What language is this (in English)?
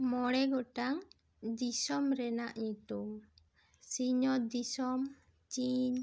Santali